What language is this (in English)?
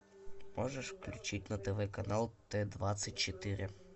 Russian